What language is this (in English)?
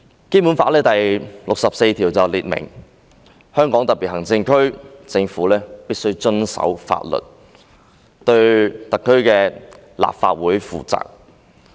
Cantonese